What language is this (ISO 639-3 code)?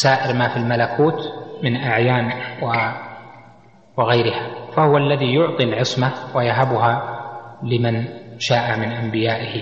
ara